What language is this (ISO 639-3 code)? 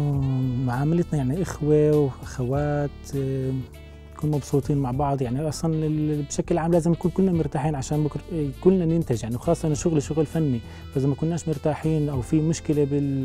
ara